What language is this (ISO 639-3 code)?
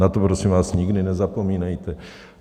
ces